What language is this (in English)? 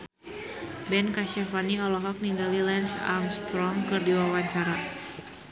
Sundanese